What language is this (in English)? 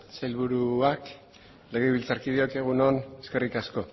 Basque